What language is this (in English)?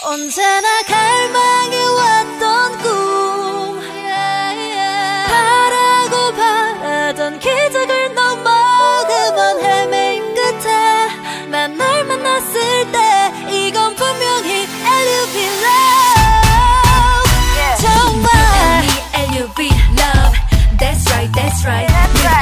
Korean